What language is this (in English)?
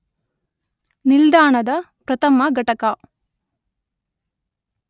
Kannada